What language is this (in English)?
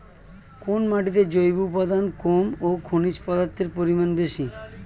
Bangla